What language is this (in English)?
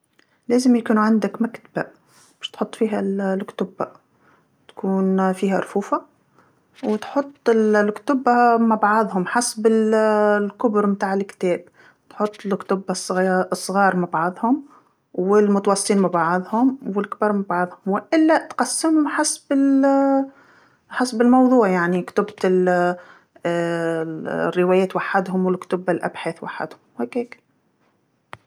Tunisian Arabic